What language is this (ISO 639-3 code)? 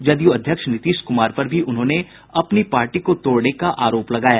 hin